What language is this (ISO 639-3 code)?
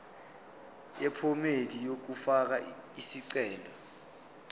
zul